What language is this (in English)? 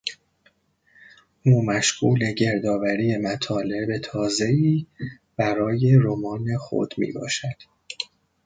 Persian